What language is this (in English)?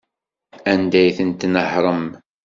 Kabyle